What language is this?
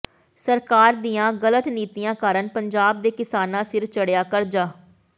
Punjabi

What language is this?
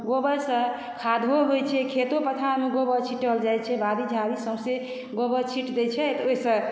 Maithili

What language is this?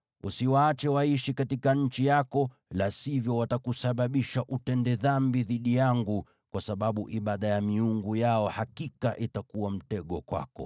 Swahili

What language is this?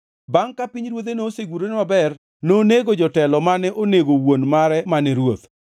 Luo (Kenya and Tanzania)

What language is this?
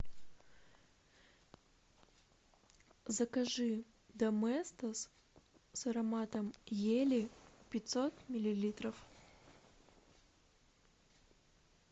Russian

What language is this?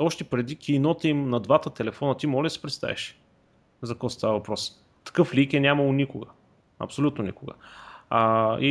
Bulgarian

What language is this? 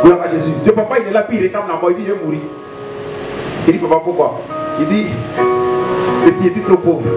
French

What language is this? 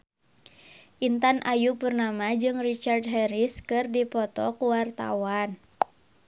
Sundanese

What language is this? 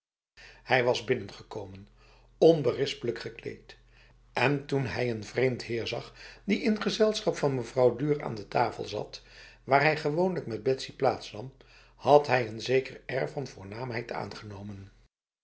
Dutch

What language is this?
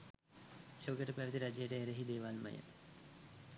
Sinhala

